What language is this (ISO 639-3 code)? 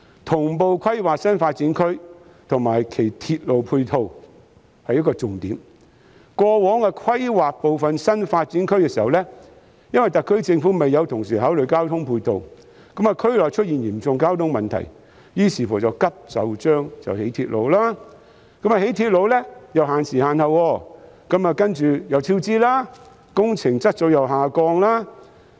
yue